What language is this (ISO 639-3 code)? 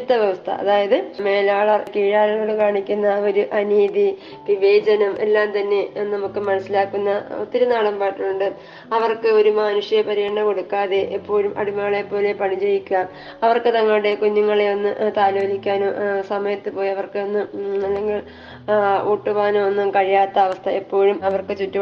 mal